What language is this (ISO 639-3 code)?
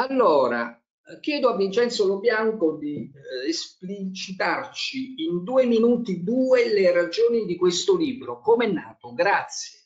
ita